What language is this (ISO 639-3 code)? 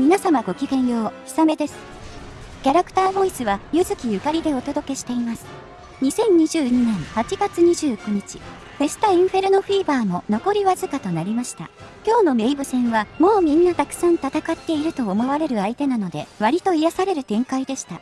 jpn